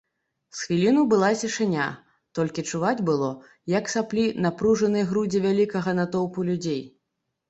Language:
Belarusian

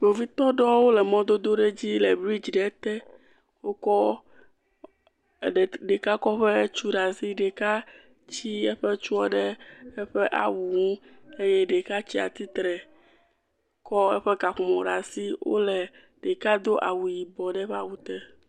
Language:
Ewe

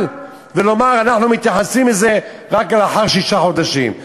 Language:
Hebrew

